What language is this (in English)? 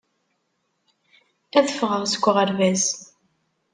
Kabyle